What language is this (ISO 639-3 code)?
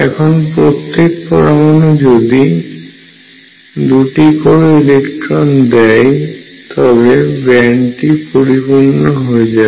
ben